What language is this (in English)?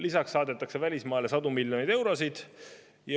Estonian